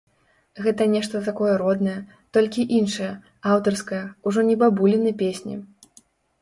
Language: Belarusian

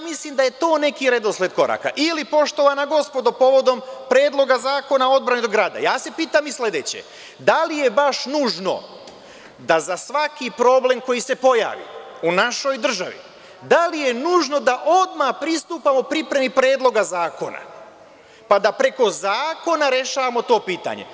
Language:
Serbian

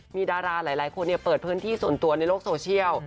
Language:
Thai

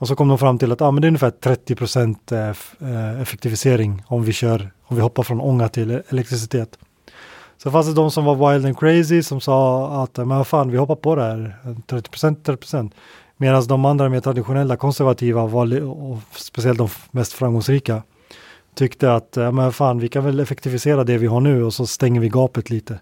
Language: Swedish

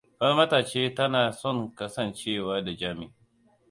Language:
Hausa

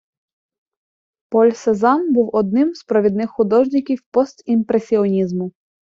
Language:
Ukrainian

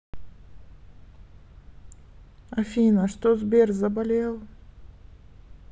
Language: Russian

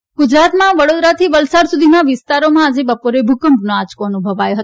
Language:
Gujarati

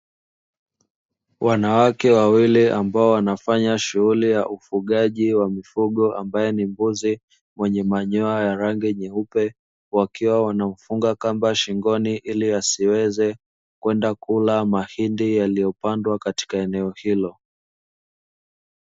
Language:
Swahili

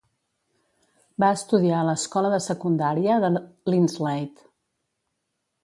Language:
Catalan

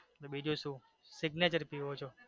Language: Gujarati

